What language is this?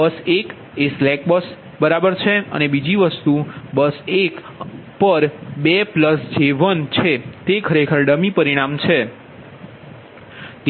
Gujarati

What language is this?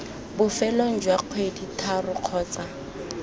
Tswana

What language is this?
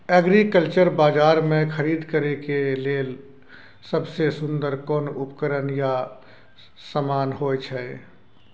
Maithili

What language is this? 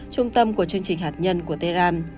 Vietnamese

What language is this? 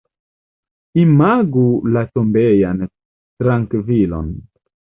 Esperanto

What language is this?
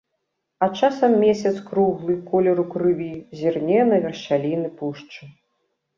Belarusian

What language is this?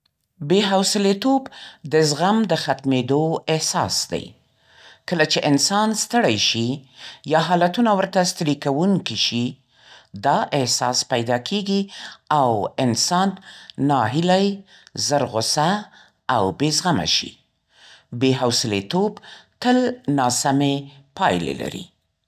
Central Pashto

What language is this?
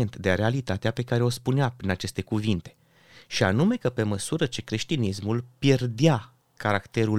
Romanian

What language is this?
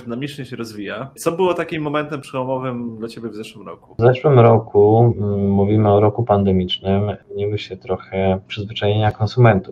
Polish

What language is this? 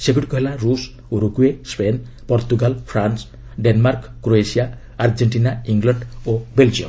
Odia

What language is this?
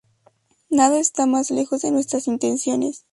Spanish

